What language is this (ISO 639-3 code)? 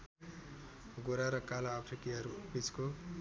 nep